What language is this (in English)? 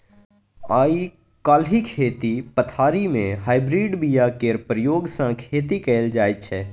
Maithili